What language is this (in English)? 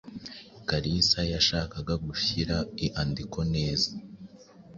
Kinyarwanda